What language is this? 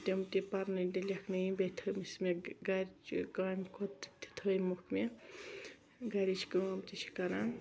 Kashmiri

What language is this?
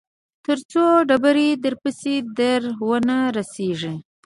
Pashto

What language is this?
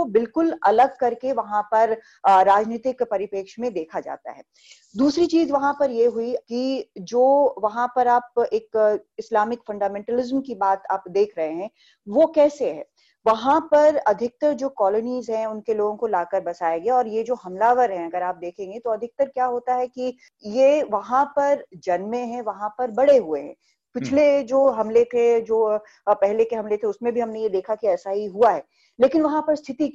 Hindi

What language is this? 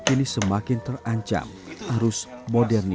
Indonesian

